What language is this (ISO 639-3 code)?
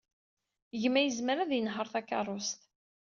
kab